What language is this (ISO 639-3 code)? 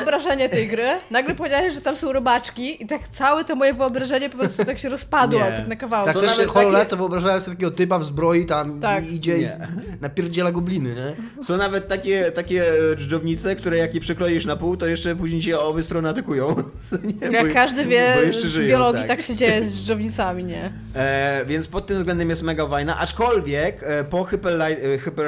pol